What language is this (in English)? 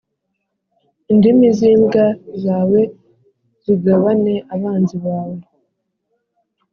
Kinyarwanda